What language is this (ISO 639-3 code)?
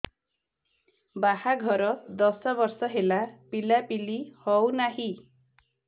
ori